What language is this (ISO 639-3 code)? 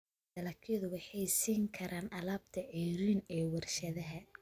som